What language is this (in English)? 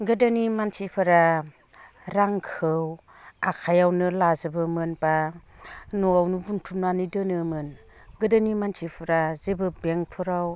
Bodo